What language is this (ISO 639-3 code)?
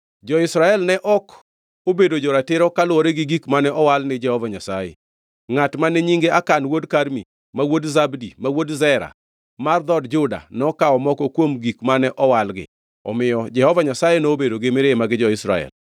luo